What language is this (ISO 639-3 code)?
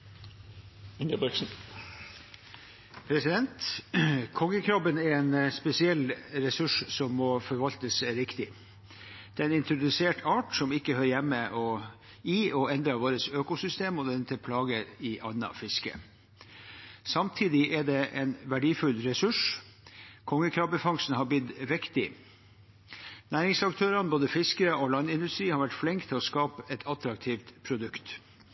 nob